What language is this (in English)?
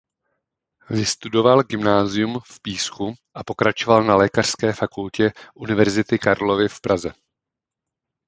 Czech